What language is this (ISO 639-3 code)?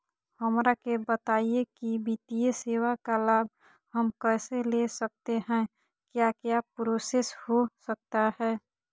mag